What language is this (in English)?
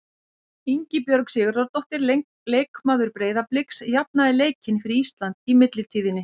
Icelandic